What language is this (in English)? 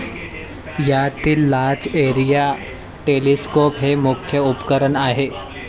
Marathi